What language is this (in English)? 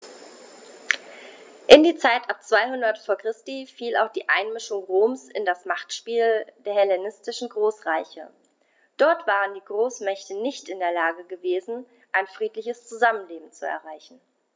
German